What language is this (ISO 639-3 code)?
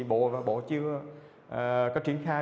vie